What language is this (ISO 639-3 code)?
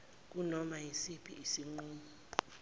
zul